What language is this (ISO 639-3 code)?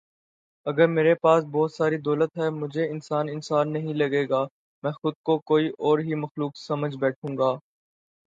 urd